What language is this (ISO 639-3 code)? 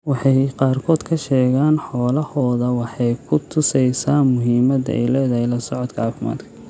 som